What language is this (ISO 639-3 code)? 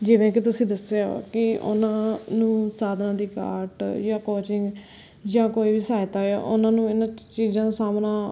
pan